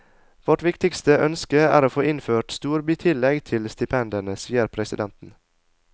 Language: Norwegian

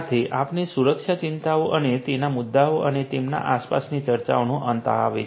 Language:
Gujarati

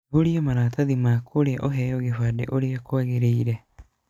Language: Kikuyu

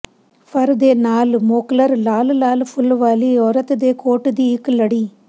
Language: Punjabi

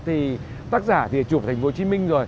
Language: Vietnamese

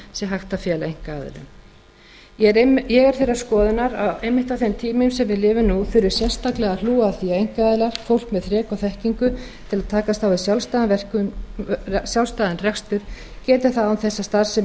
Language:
Icelandic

